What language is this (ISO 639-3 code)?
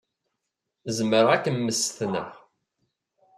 kab